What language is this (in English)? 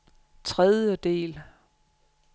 Danish